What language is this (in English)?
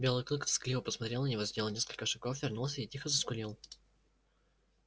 Russian